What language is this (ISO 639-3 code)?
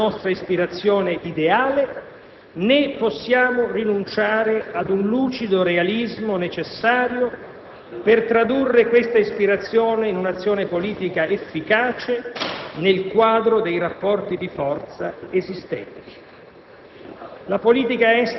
ita